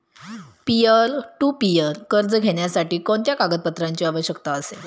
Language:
Marathi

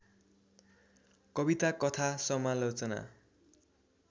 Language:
Nepali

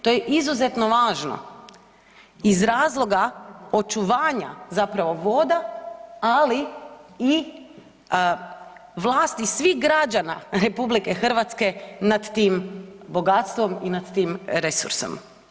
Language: Croatian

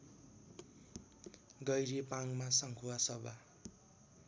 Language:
Nepali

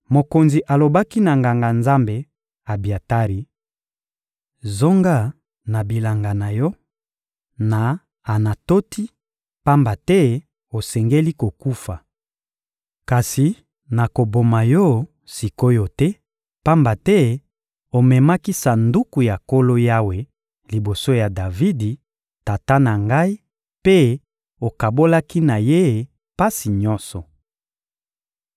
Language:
Lingala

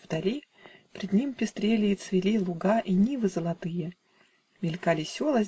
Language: Russian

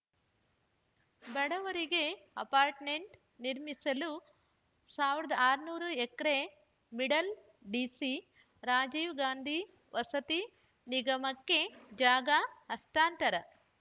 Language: Kannada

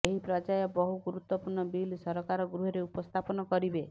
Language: Odia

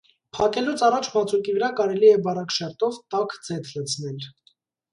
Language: Armenian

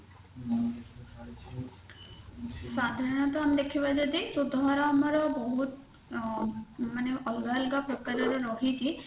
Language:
Odia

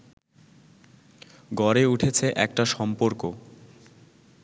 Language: Bangla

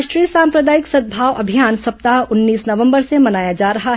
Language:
Hindi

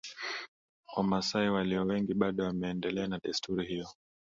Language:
Swahili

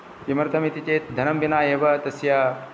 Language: Sanskrit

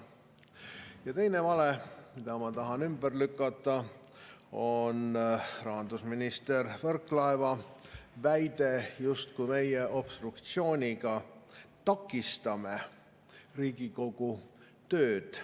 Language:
Estonian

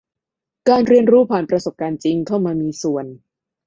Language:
Thai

